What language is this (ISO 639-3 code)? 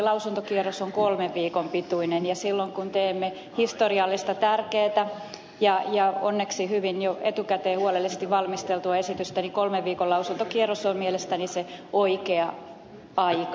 fin